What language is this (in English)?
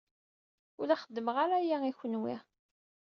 Kabyle